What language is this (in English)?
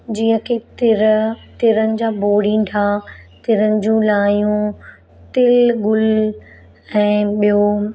Sindhi